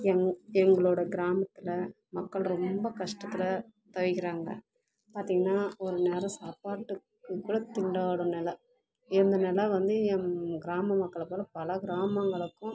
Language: Tamil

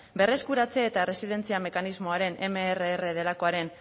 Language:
Basque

